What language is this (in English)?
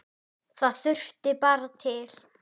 Icelandic